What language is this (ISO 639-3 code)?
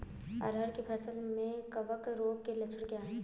hin